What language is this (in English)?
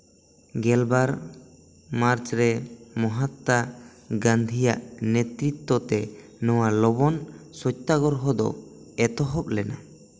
Santali